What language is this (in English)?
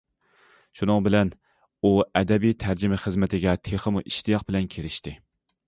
Uyghur